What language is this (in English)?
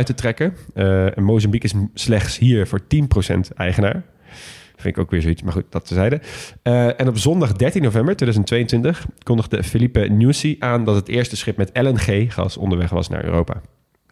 Dutch